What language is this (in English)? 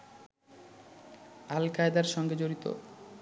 Bangla